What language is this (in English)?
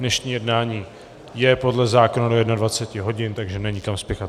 Czech